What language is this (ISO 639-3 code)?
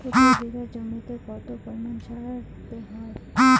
ben